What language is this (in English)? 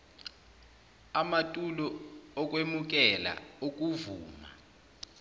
Zulu